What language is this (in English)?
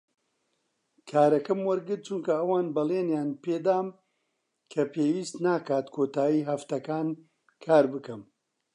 Central Kurdish